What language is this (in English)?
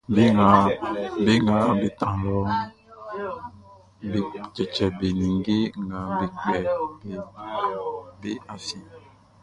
Baoulé